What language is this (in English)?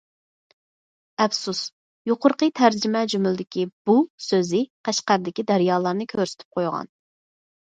Uyghur